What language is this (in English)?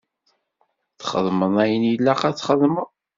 Kabyle